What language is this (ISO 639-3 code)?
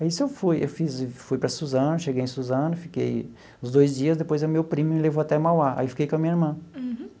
por